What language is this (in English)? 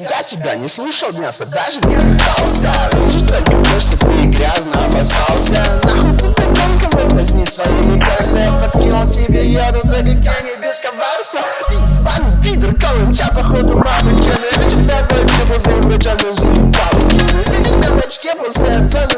Russian